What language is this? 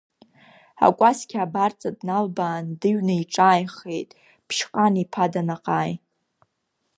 Abkhazian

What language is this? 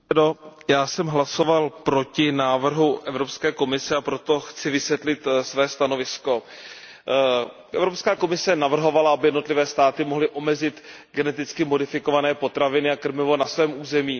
Czech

